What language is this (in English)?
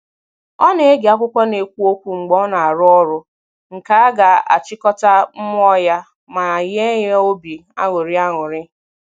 Igbo